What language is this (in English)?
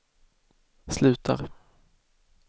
Swedish